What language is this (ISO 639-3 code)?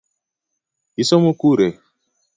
luo